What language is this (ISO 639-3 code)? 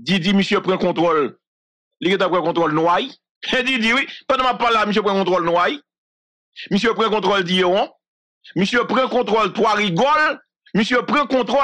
fra